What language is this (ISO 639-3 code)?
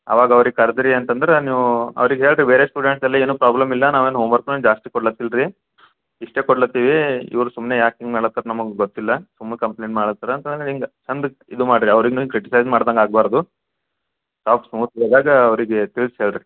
kan